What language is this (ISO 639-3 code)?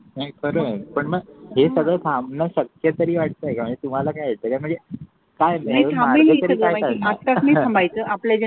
mar